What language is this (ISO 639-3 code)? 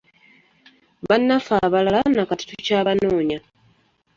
lug